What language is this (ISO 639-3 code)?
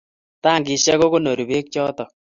kln